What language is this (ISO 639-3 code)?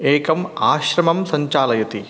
san